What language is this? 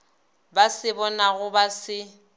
Northern Sotho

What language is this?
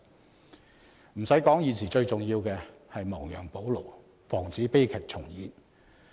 Cantonese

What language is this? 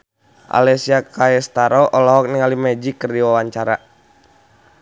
Sundanese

